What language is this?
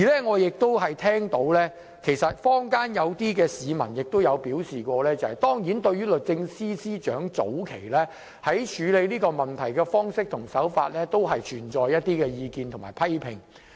Cantonese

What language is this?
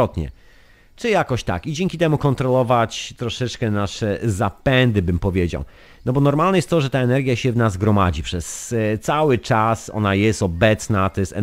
Polish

